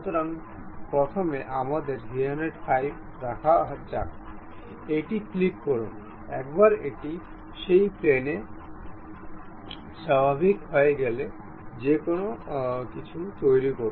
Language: Bangla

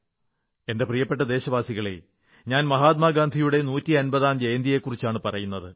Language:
Malayalam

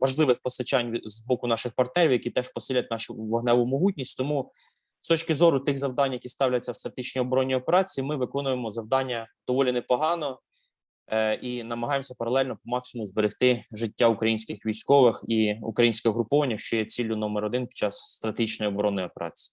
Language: Ukrainian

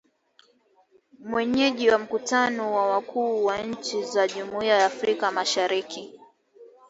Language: Swahili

